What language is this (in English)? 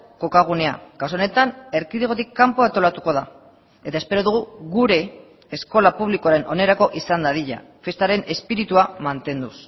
Basque